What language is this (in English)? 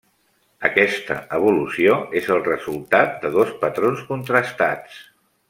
Catalan